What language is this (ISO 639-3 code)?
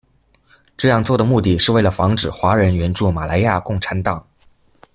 zho